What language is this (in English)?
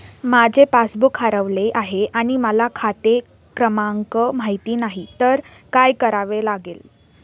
Marathi